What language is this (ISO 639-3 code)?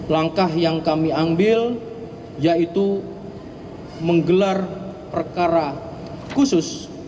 ind